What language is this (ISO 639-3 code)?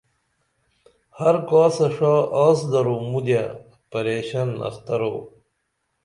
dml